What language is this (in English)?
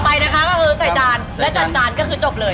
Thai